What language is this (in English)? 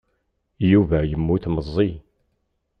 Kabyle